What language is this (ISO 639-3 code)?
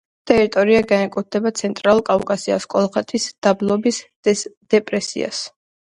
kat